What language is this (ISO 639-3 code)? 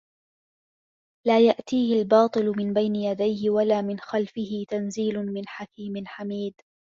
ara